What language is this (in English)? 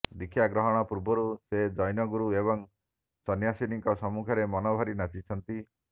Odia